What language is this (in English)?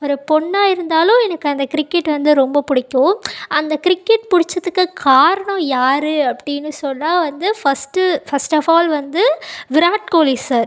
Tamil